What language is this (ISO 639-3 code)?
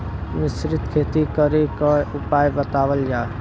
bho